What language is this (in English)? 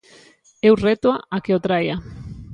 Galician